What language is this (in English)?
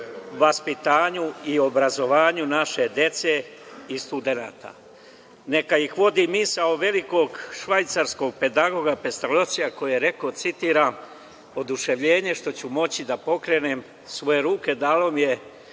Serbian